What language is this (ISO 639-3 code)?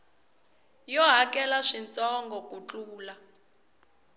tso